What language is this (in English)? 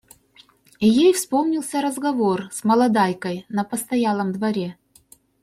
Russian